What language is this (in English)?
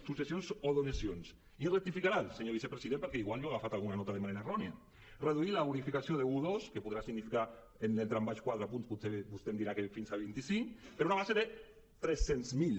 Catalan